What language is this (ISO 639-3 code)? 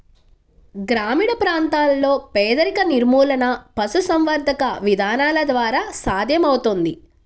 tel